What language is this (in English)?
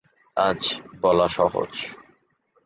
Bangla